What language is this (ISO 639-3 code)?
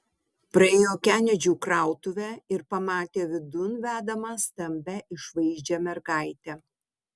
lit